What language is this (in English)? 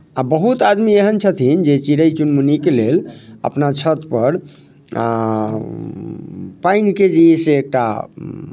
Maithili